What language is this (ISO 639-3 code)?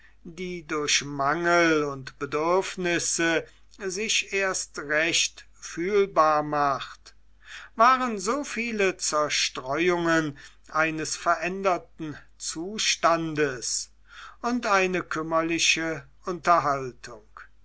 deu